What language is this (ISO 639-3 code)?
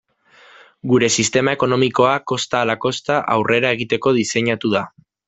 eus